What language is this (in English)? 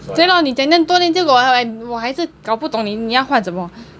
English